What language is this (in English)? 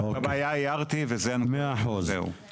Hebrew